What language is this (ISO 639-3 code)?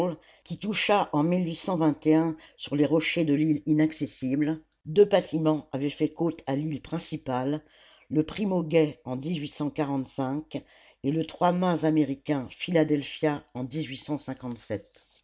fra